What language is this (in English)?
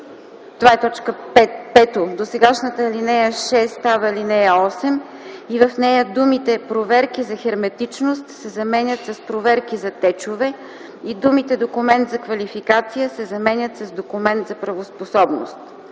Bulgarian